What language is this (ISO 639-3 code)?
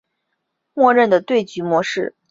zho